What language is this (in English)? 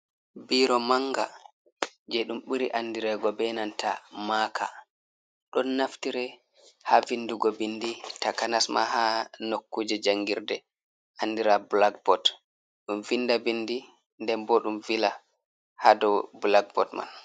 Fula